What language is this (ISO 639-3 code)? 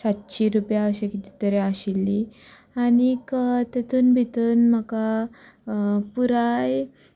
kok